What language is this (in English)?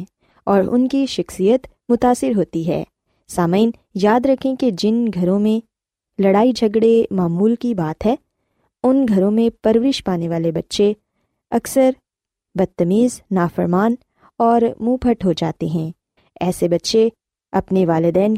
Urdu